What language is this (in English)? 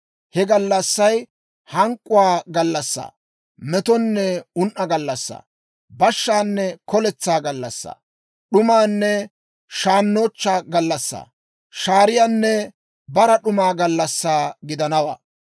Dawro